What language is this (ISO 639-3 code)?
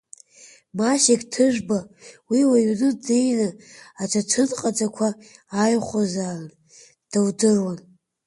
abk